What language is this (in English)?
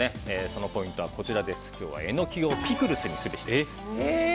Japanese